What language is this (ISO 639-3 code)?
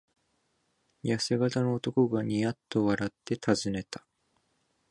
jpn